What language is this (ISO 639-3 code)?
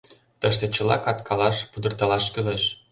chm